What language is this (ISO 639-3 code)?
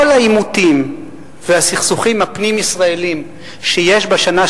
heb